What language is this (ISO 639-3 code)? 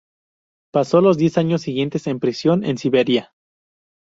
spa